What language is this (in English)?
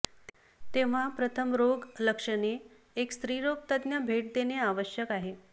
Marathi